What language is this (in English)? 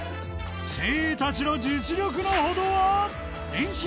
Japanese